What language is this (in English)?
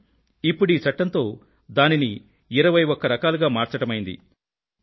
Telugu